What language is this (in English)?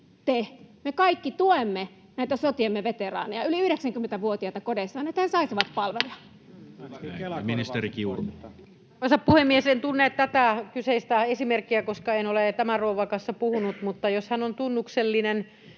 Finnish